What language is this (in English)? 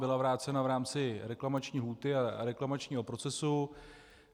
Czech